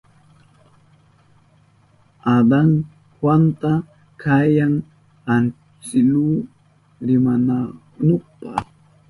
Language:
Southern Pastaza Quechua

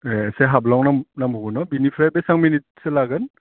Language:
Bodo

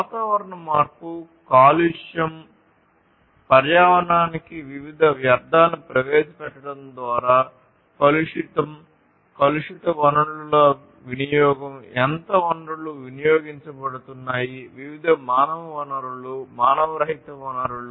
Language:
Telugu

